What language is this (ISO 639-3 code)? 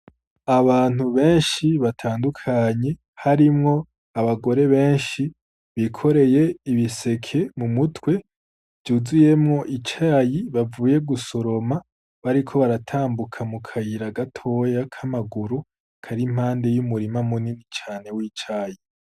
run